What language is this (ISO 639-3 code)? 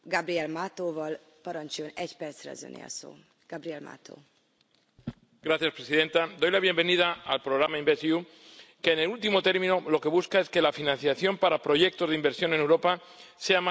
spa